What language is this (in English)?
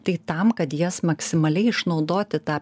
Lithuanian